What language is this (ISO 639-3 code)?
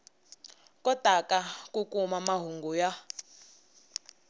tso